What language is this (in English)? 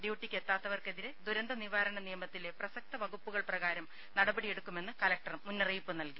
Malayalam